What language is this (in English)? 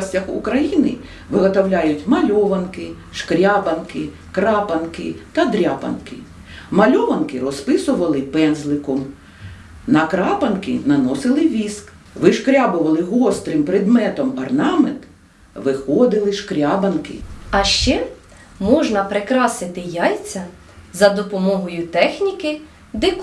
Ukrainian